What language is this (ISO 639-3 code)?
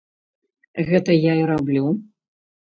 bel